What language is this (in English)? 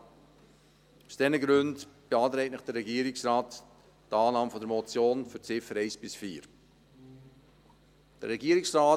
Swiss German